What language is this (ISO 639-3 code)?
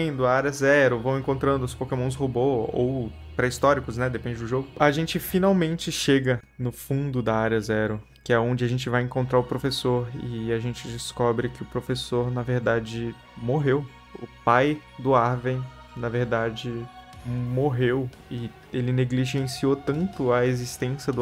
por